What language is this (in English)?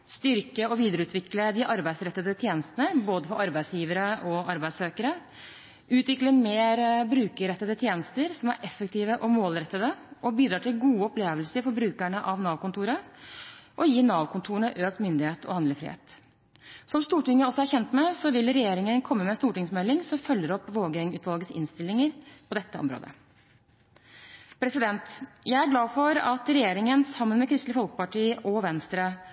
Norwegian Bokmål